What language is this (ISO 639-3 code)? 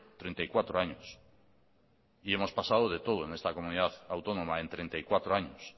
spa